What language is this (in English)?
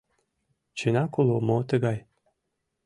Mari